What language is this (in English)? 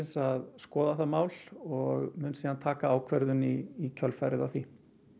Icelandic